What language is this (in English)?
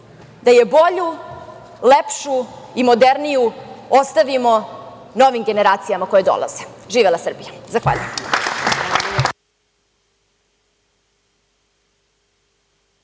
Serbian